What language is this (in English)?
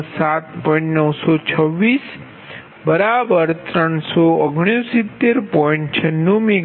Gujarati